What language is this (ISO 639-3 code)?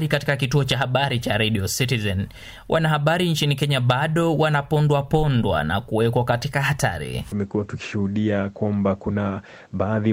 swa